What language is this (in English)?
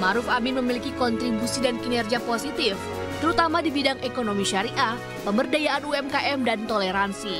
Indonesian